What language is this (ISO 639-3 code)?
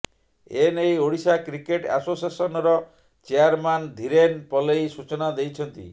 ori